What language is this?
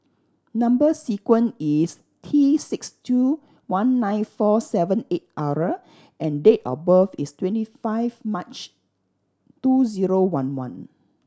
English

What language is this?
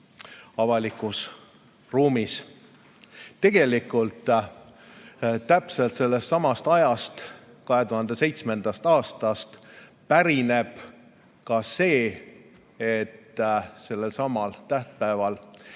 Estonian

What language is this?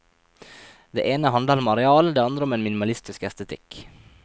Norwegian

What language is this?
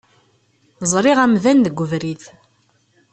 Kabyle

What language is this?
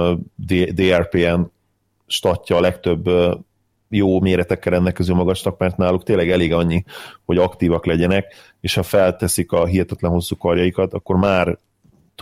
Hungarian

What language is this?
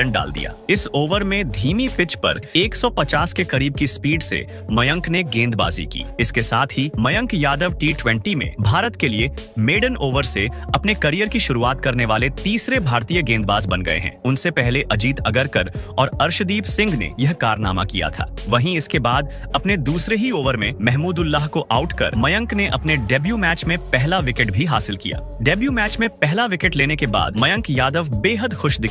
Hindi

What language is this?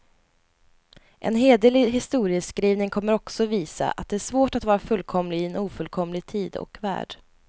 Swedish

